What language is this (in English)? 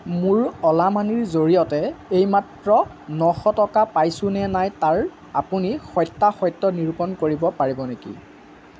Assamese